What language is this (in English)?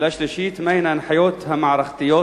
Hebrew